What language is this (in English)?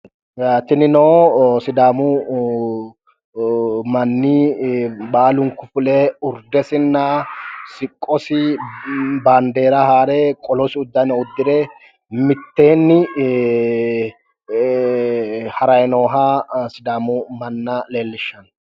Sidamo